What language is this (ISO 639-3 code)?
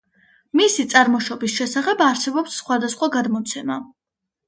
kat